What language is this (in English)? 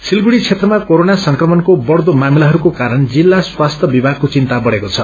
Nepali